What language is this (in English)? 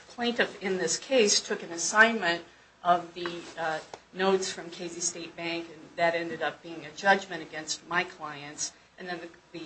English